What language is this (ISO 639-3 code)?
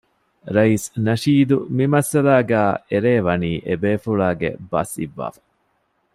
div